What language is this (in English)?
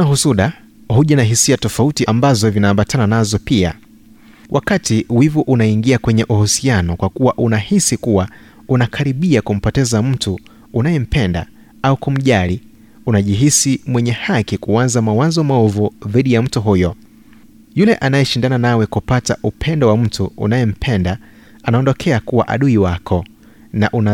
Swahili